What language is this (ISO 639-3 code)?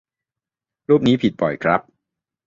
tha